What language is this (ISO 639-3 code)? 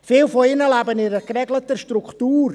gsw